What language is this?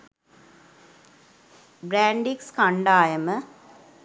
Sinhala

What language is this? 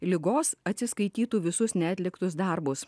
Lithuanian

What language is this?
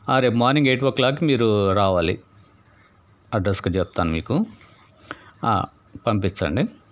Telugu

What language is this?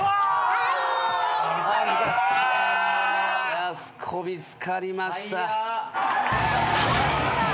Japanese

